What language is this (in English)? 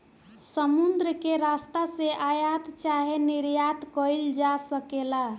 Bhojpuri